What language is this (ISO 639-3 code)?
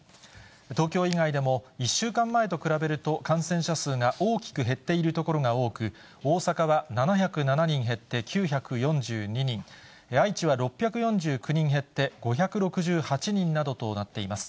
jpn